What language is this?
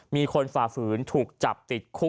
Thai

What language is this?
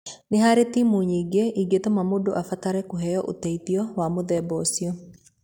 Kikuyu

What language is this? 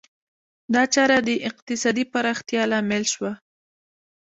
Pashto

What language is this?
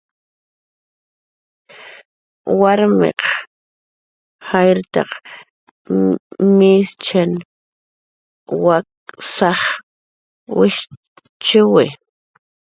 Jaqaru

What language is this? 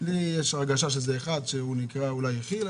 Hebrew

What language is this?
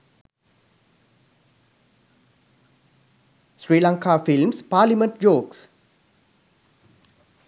Sinhala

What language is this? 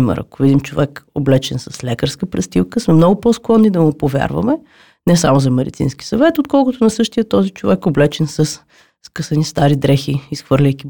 Bulgarian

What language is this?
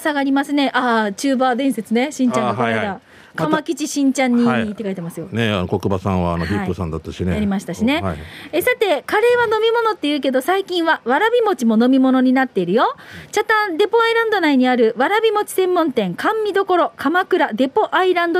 Japanese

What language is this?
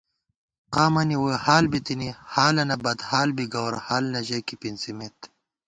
Gawar-Bati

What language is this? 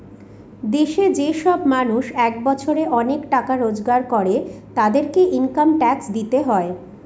Bangla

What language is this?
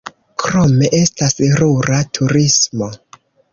Esperanto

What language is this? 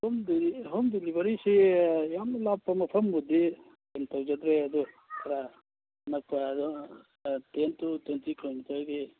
Manipuri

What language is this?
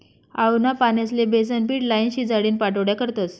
Marathi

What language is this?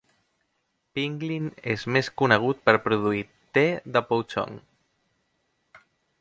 Catalan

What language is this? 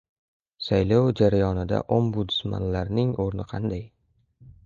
Uzbek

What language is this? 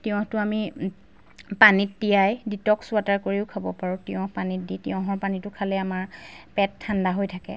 Assamese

